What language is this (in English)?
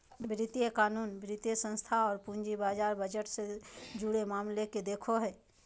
Magahi